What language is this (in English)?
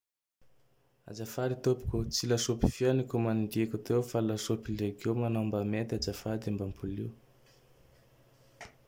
Tandroy-Mahafaly Malagasy